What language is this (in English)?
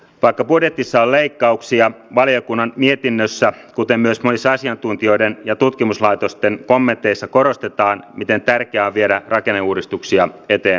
Finnish